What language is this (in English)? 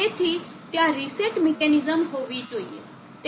Gujarati